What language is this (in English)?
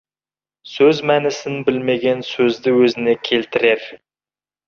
Kazakh